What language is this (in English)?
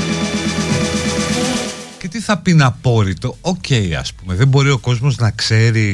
Greek